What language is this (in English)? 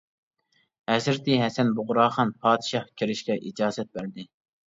Uyghur